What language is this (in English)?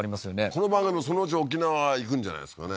Japanese